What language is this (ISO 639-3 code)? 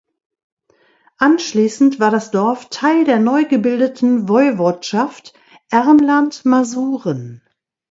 deu